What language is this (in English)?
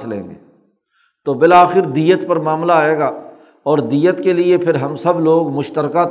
Urdu